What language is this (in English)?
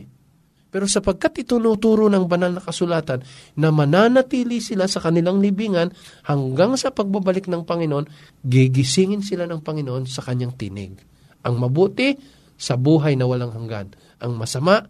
Filipino